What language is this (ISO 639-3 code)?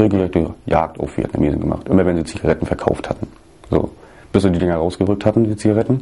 deu